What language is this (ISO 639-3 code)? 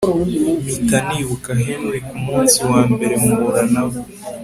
kin